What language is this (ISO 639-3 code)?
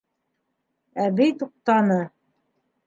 bak